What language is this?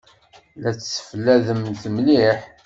Kabyle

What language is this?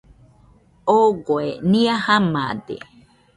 Nüpode Huitoto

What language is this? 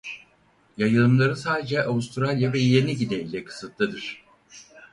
Turkish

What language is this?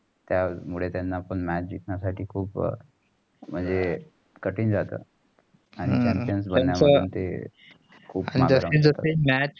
Marathi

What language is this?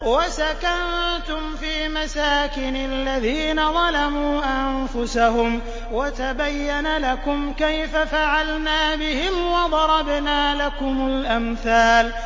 Arabic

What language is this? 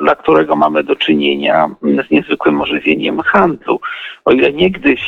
Polish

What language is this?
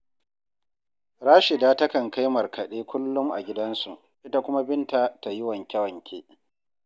Hausa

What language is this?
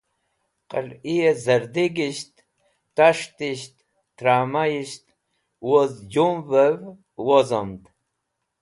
Wakhi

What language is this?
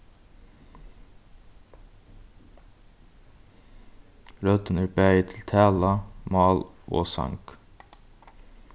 Faroese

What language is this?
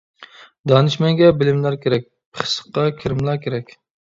Uyghur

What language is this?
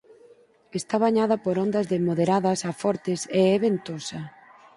Galician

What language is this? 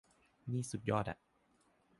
Thai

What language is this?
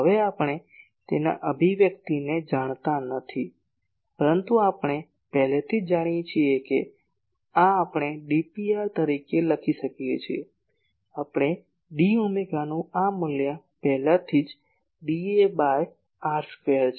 Gujarati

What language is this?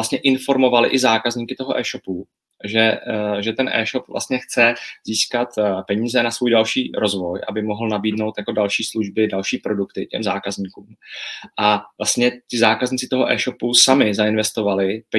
Czech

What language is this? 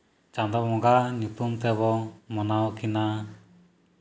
Santali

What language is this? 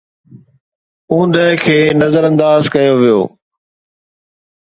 Sindhi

